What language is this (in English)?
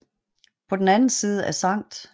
Danish